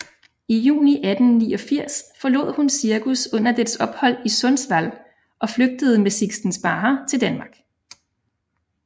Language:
Danish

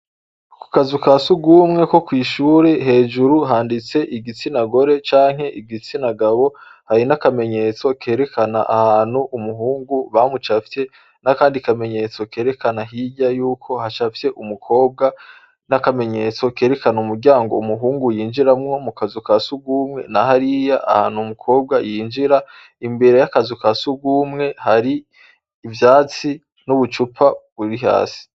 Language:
Rundi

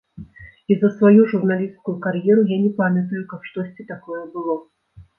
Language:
Belarusian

